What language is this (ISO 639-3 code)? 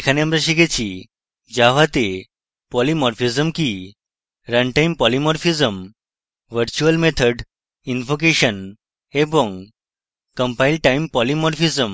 ben